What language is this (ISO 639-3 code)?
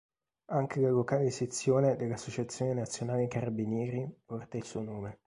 ita